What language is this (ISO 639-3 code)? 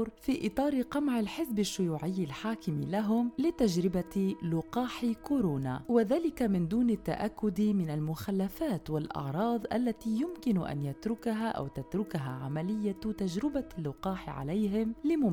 ara